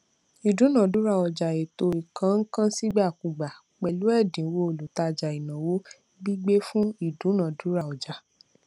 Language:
Yoruba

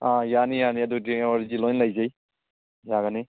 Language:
Manipuri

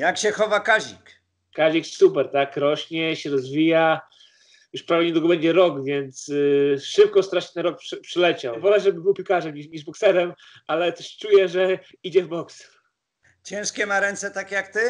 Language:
Polish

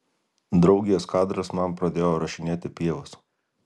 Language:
Lithuanian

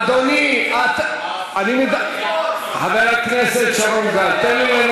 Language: Hebrew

